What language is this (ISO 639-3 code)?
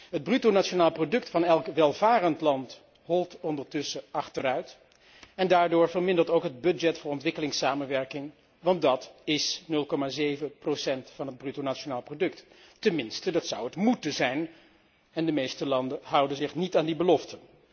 nld